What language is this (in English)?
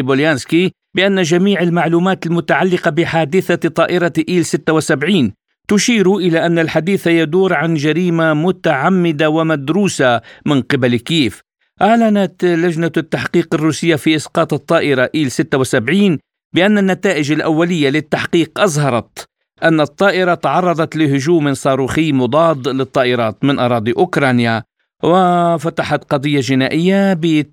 Arabic